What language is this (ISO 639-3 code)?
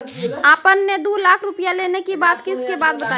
mai